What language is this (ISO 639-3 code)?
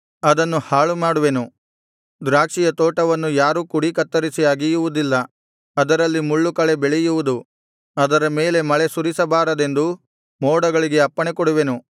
kan